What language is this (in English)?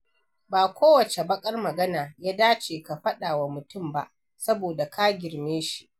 Hausa